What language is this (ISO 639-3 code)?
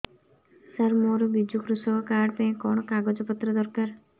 ori